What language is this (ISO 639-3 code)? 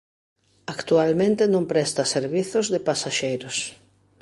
glg